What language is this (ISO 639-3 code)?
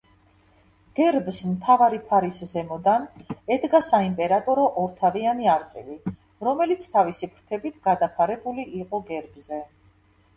kat